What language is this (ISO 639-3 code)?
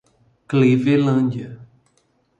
por